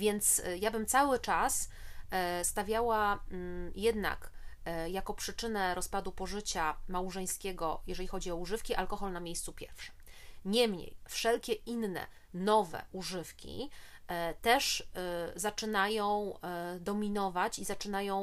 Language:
Polish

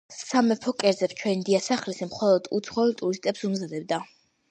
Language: Georgian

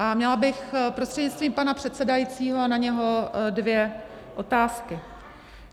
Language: Czech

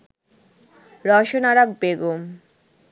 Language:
Bangla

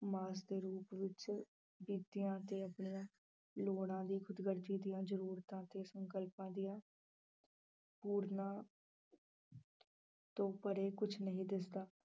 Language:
Punjabi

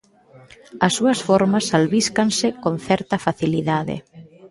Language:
Galician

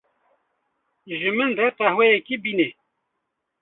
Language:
Kurdish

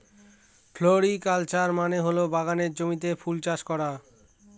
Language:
Bangla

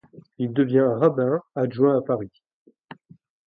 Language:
French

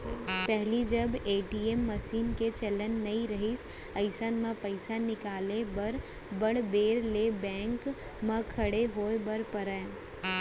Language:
Chhattisgarhi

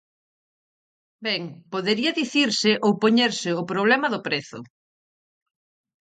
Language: Galician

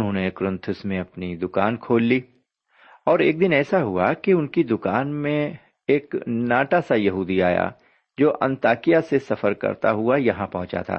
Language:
Urdu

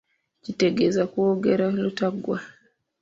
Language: Ganda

